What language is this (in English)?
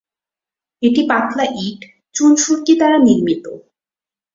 Bangla